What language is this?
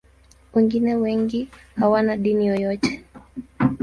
Swahili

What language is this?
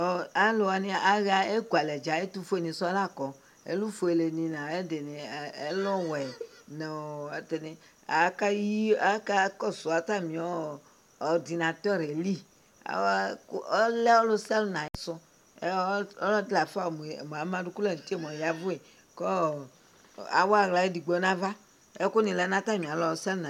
Ikposo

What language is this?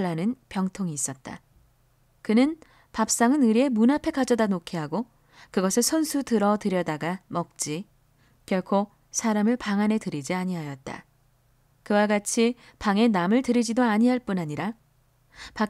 Korean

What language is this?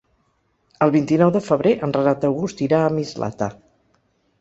Catalan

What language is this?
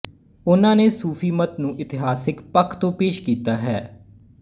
Punjabi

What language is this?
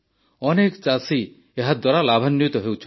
Odia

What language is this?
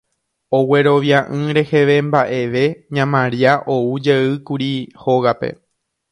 Guarani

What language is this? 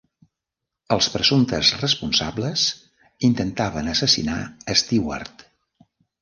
Catalan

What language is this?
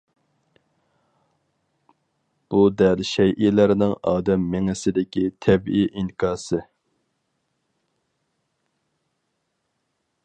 Uyghur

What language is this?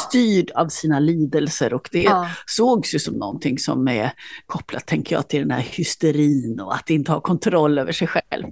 Swedish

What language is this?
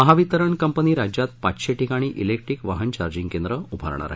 Marathi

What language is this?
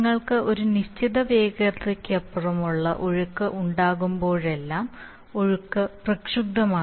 Malayalam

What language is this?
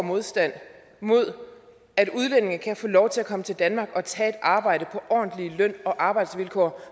Danish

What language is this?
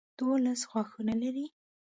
Pashto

